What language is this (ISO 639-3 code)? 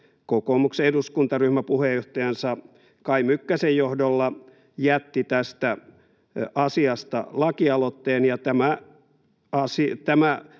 fin